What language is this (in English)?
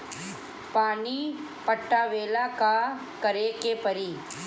Bhojpuri